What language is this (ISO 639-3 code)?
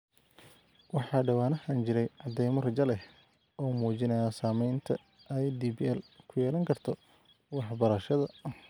som